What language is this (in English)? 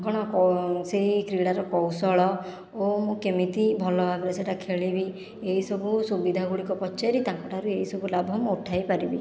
Odia